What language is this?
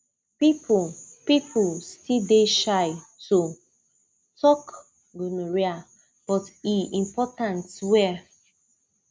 Nigerian Pidgin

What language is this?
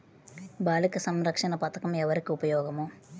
Telugu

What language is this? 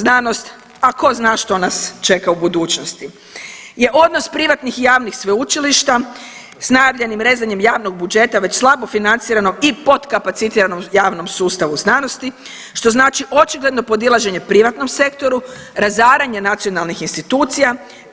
Croatian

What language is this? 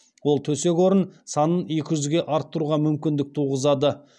Kazakh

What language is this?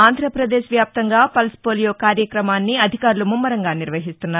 Telugu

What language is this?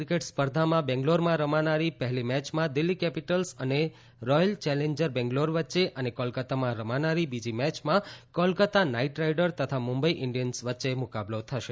Gujarati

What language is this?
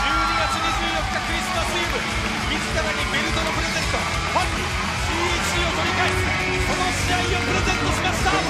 Japanese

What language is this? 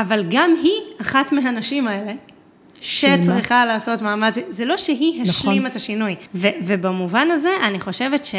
Hebrew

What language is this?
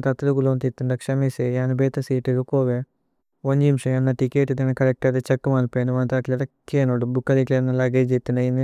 Tulu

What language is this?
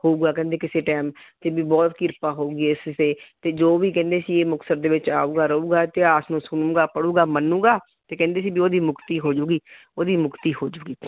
Punjabi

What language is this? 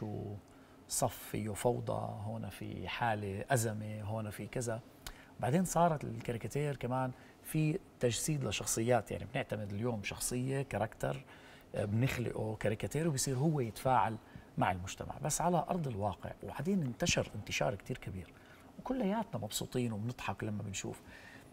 Arabic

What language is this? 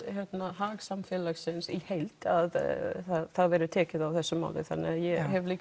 Icelandic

